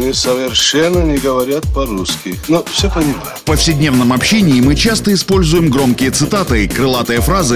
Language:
Russian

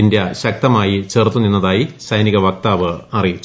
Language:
Malayalam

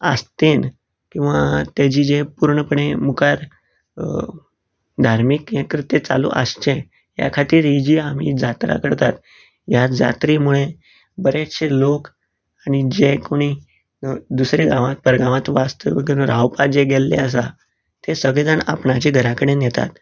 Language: Konkani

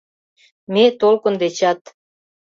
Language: Mari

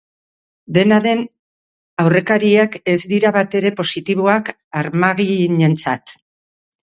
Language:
Basque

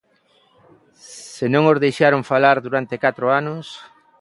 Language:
Galician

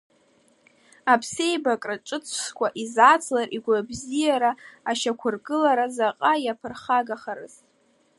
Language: Abkhazian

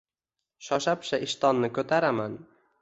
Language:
Uzbek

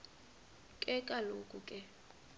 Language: Xhosa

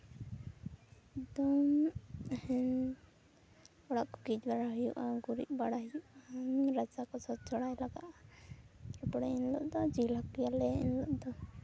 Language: Santali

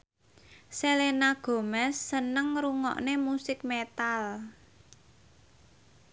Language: Javanese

